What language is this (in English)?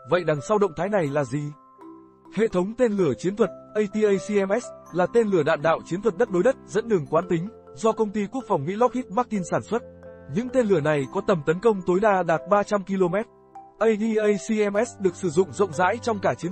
Vietnamese